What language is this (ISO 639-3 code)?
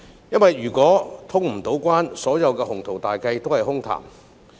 yue